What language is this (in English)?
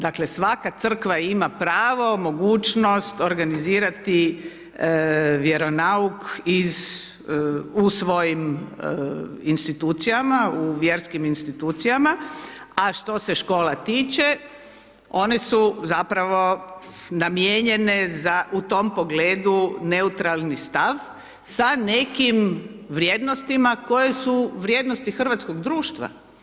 Croatian